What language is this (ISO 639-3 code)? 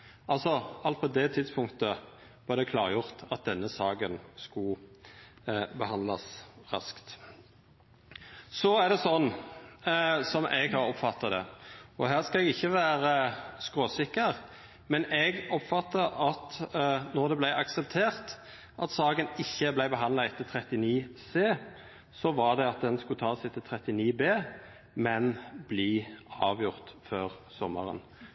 nno